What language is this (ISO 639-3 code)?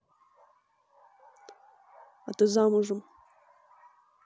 rus